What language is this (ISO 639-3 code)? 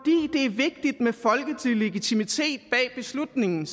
dan